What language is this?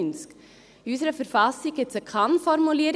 Swiss German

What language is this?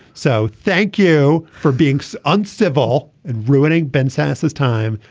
English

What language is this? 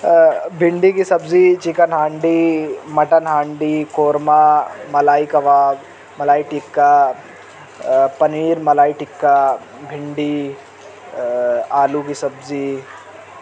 Urdu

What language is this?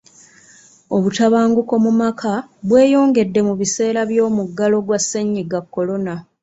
Ganda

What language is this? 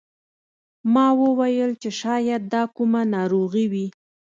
Pashto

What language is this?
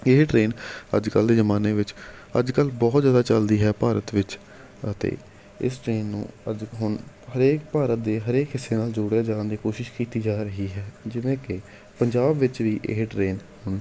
Punjabi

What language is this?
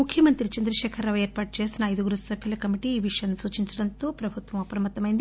Telugu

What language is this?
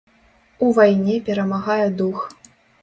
Belarusian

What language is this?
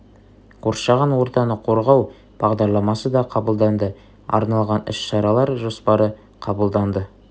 Kazakh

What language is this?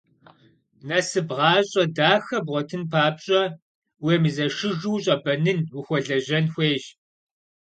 Kabardian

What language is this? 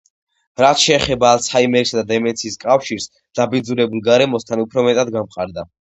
Georgian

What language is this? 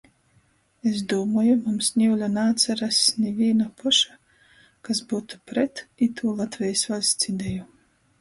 Latgalian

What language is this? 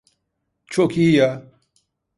Turkish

